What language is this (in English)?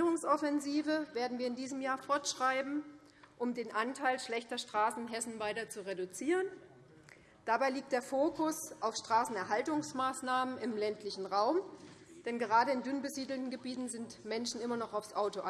German